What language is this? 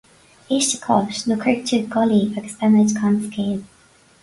Irish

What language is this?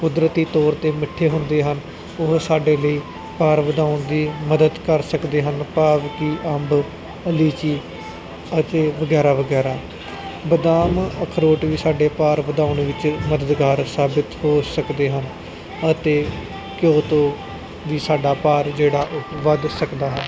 Punjabi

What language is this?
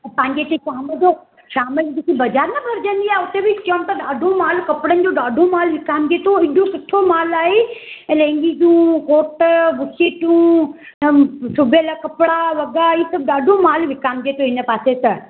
Sindhi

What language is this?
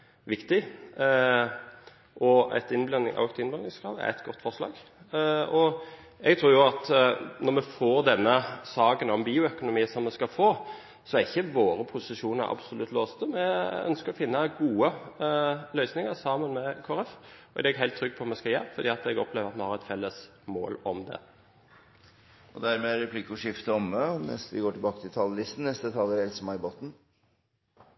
Norwegian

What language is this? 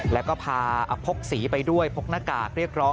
Thai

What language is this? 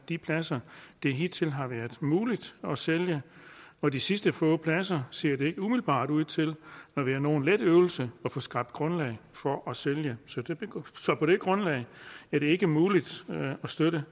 Danish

